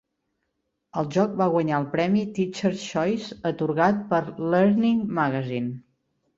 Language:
Catalan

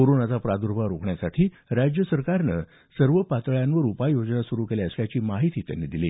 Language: Marathi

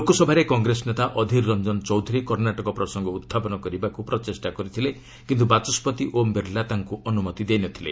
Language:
Odia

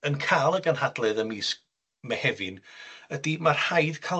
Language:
Welsh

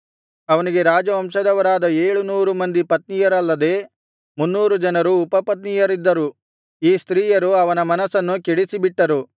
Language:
Kannada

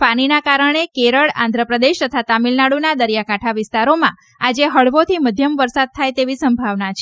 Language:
Gujarati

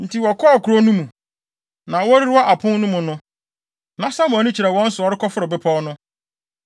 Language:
Akan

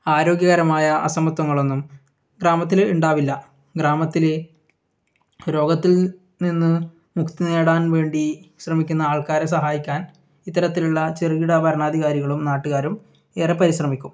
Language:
Malayalam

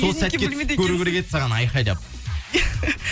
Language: Kazakh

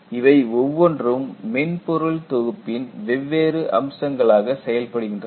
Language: Tamil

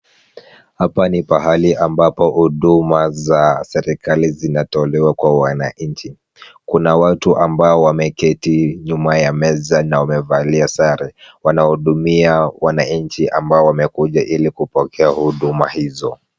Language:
Swahili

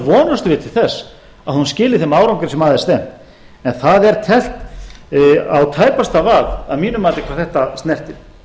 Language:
Icelandic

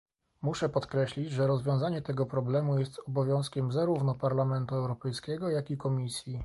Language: Polish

